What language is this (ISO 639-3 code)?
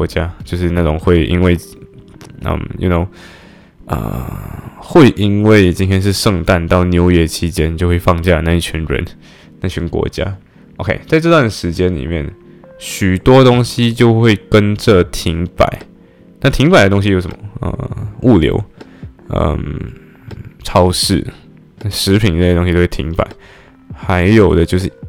zho